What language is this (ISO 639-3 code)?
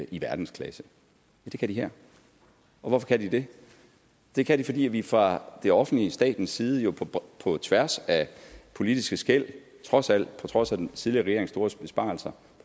dan